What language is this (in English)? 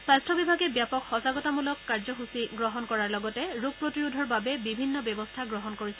Assamese